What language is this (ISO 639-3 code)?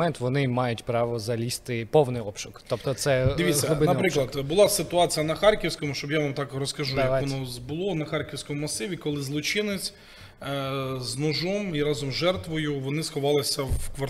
ukr